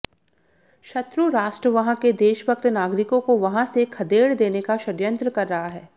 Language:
Hindi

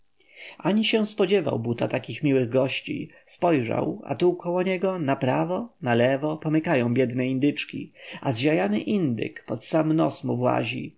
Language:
Polish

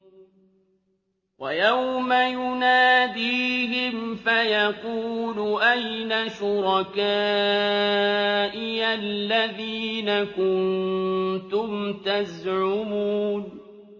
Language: Arabic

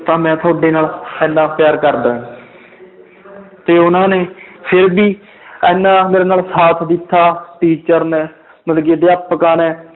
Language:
Punjabi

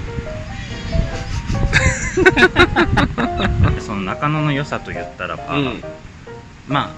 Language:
Japanese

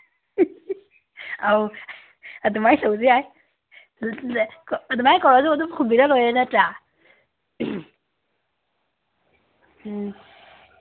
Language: Manipuri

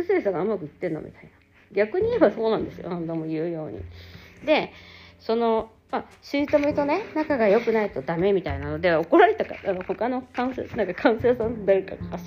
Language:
Japanese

